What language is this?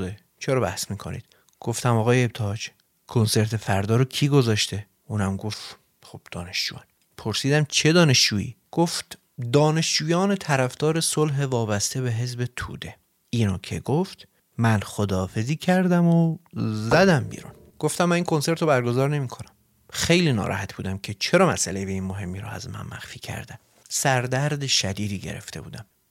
Persian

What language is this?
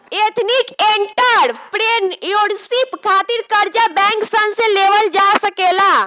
Bhojpuri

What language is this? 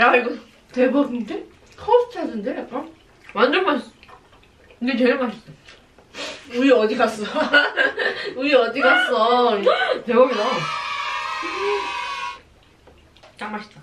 Korean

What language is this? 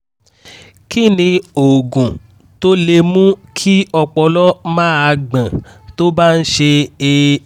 Yoruba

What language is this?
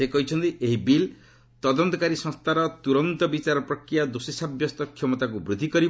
Odia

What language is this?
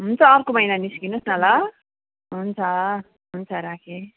Nepali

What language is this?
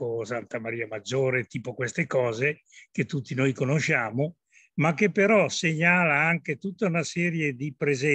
Italian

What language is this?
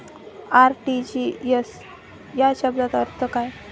Marathi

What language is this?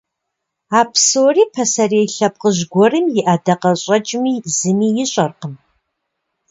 Kabardian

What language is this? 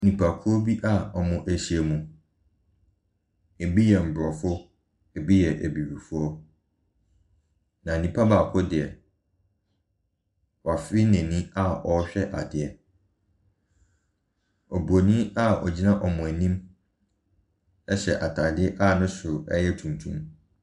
Akan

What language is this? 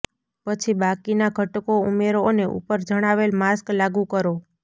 Gujarati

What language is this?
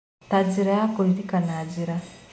Kikuyu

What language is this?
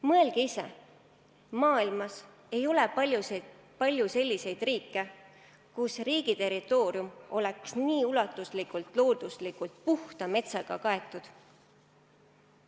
Estonian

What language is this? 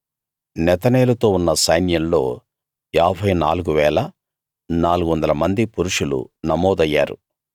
Telugu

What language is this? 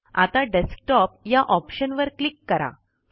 Marathi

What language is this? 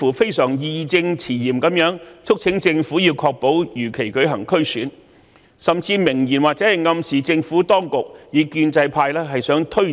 Cantonese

